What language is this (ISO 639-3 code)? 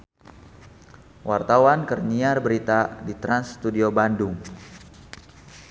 sun